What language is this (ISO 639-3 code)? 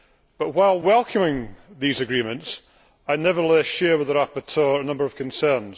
eng